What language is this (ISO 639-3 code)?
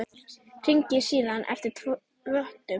isl